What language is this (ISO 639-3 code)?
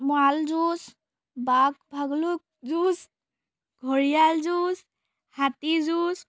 asm